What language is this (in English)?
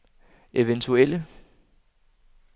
Danish